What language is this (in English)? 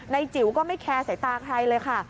Thai